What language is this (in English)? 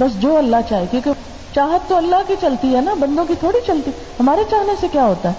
Urdu